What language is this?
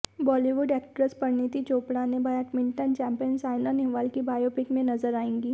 Hindi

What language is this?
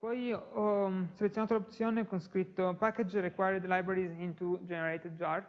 Italian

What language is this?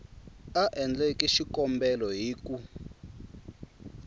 Tsonga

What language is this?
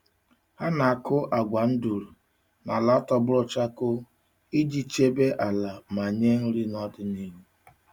Igbo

